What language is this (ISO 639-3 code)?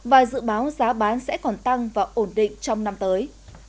vie